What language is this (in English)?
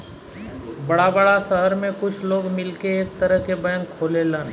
Bhojpuri